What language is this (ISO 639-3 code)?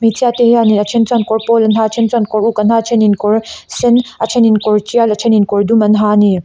lus